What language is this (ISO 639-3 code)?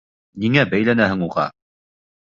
bak